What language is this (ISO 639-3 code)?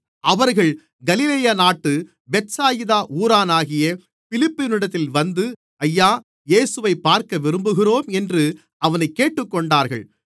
tam